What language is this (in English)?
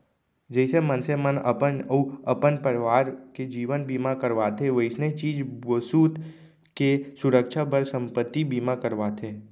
Chhattisgarhi